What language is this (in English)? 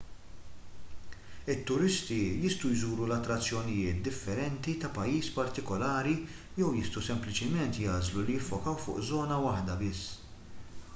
Maltese